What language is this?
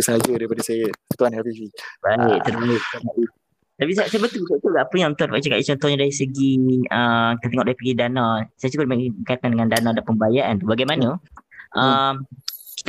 Malay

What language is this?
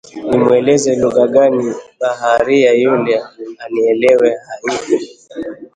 Swahili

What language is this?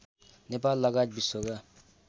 Nepali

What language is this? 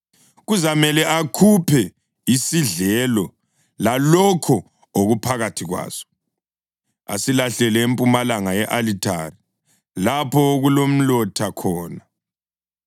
North Ndebele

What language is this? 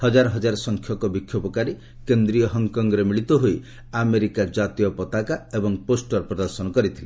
Odia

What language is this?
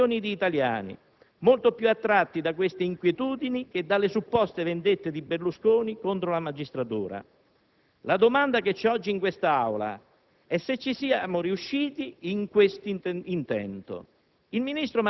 Italian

